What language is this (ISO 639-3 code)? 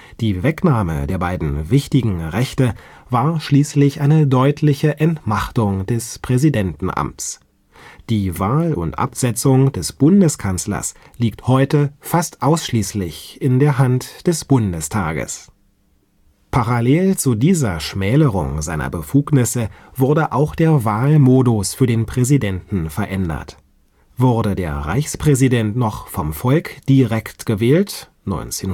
deu